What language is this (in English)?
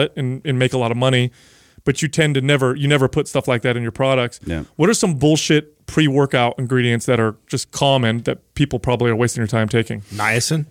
English